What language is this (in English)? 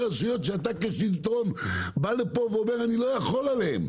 Hebrew